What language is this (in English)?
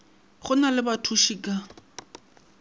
Northern Sotho